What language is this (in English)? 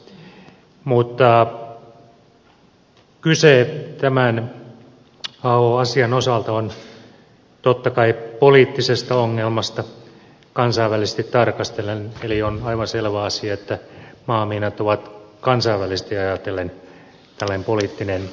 Finnish